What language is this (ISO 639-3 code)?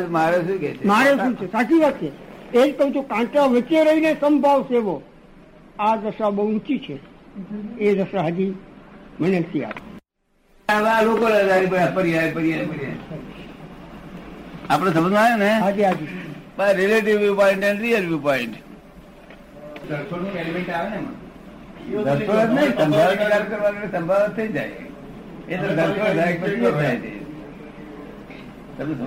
guj